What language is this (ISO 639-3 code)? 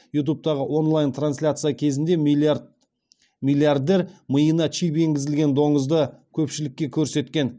kaz